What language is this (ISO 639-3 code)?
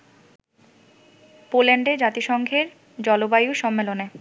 ben